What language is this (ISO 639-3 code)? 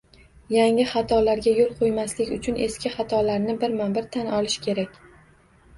uzb